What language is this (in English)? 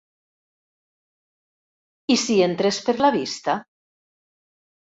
Catalan